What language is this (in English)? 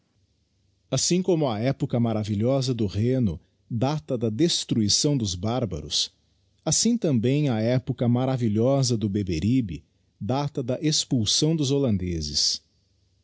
Portuguese